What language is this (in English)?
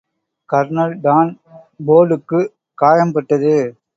Tamil